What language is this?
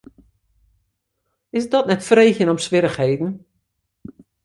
Western Frisian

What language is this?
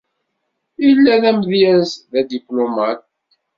Kabyle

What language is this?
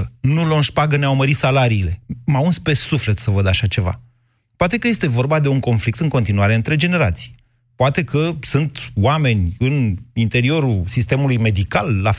Romanian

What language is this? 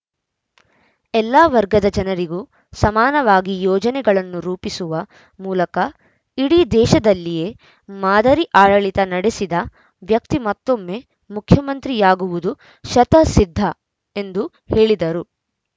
Kannada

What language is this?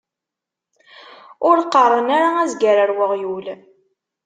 Kabyle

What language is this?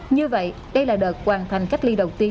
Vietnamese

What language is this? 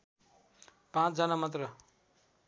Nepali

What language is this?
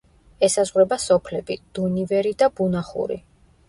Georgian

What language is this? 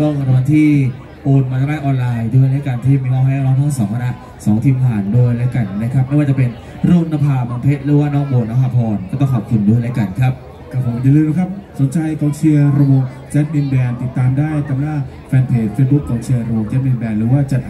Thai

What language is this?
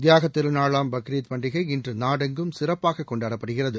Tamil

